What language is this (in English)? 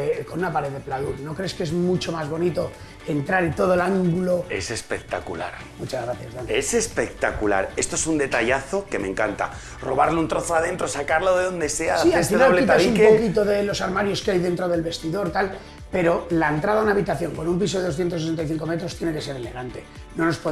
Spanish